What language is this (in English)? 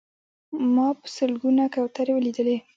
Pashto